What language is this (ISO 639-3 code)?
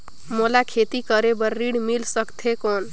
hne